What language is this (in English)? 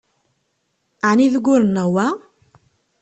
Kabyle